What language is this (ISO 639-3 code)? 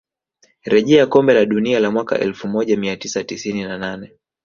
swa